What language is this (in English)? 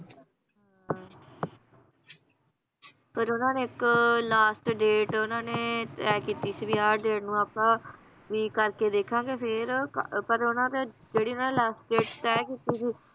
Punjabi